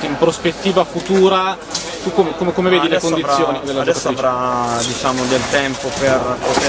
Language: Italian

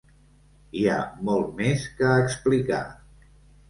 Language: Catalan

